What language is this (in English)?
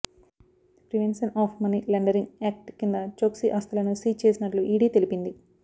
Telugu